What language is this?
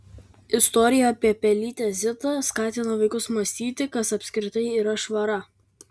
Lithuanian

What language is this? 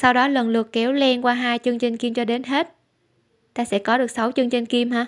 Vietnamese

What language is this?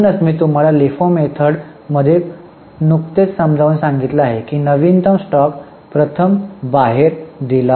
Marathi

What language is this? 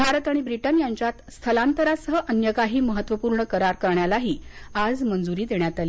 Marathi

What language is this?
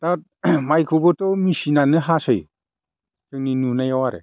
Bodo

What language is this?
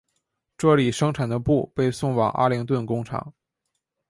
Chinese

